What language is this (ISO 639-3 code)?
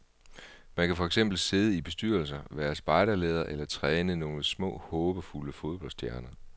dan